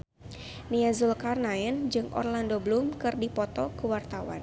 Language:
Sundanese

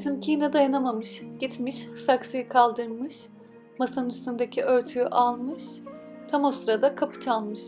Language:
Turkish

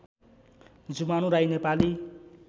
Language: Nepali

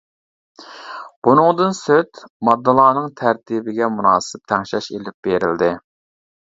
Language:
Uyghur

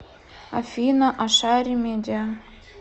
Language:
Russian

